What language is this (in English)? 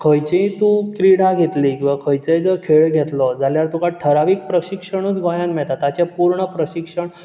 Konkani